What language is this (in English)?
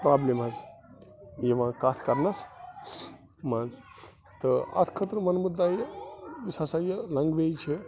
Kashmiri